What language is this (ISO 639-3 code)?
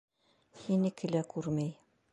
bak